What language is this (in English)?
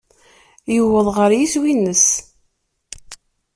Kabyle